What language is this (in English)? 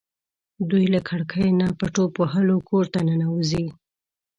Pashto